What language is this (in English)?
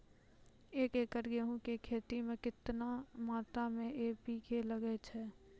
Maithili